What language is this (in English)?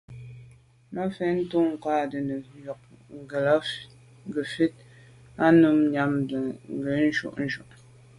Medumba